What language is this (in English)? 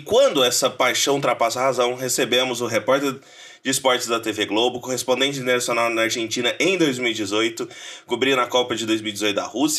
Portuguese